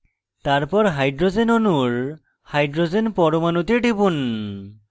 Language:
Bangla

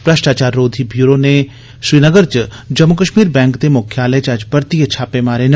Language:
Dogri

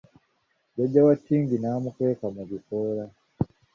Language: Ganda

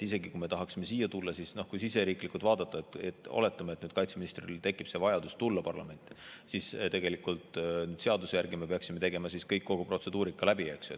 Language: Estonian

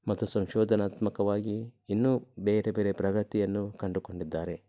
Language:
Kannada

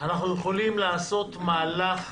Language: Hebrew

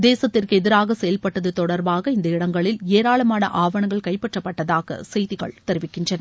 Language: Tamil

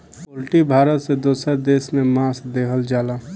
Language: Bhojpuri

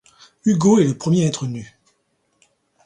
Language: French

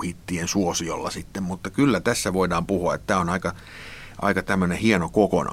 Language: Finnish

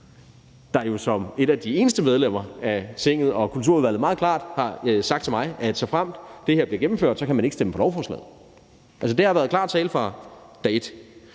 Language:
Danish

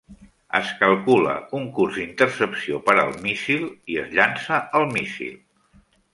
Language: Catalan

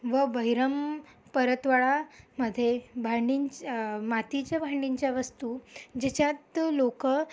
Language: Marathi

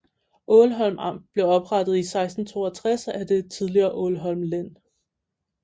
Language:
Danish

